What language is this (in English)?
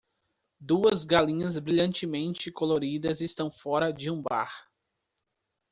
Portuguese